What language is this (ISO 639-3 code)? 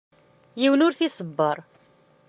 kab